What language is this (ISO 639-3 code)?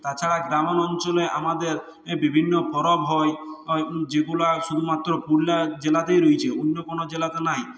ben